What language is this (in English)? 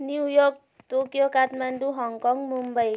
Nepali